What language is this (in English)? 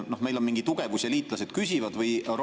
Estonian